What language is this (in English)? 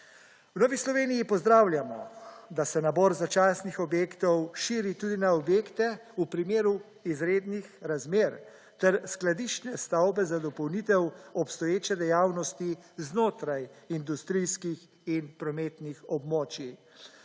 Slovenian